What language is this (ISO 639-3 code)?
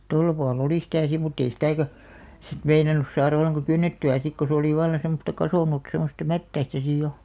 fin